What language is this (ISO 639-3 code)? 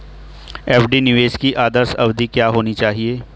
hin